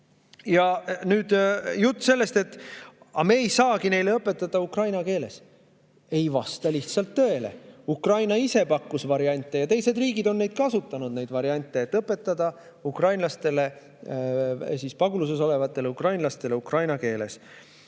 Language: Estonian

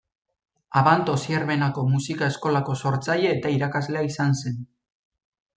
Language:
Basque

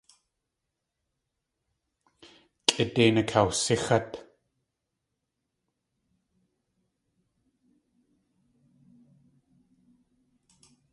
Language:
Tlingit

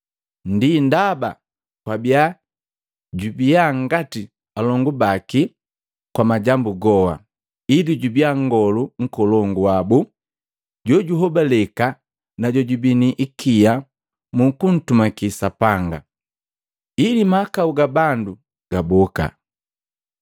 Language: Matengo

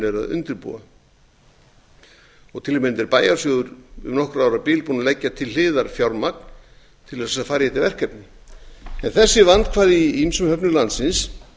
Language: Icelandic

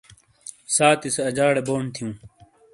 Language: Shina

